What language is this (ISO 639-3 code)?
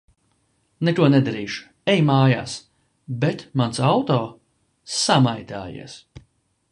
lav